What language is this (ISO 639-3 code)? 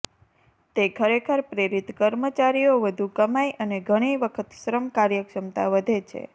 guj